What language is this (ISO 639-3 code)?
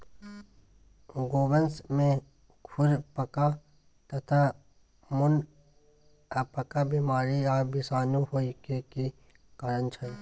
mai